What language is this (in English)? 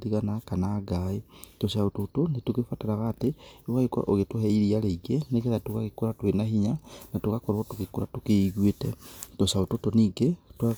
Kikuyu